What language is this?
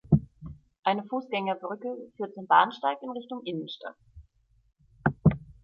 German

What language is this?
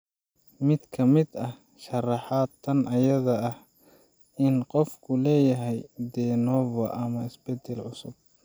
Somali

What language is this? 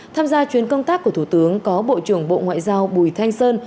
Vietnamese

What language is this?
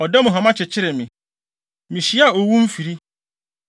Akan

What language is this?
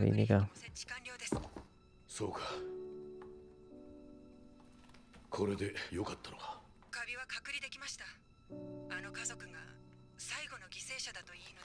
German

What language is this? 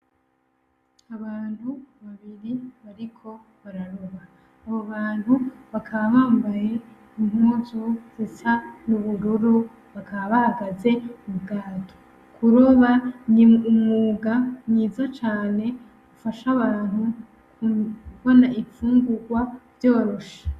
Rundi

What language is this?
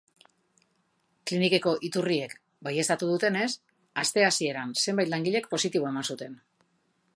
Basque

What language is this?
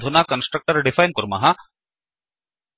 Sanskrit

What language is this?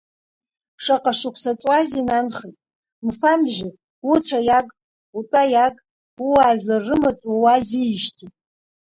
Abkhazian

